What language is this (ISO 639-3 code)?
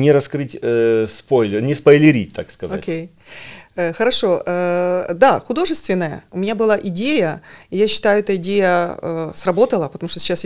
rus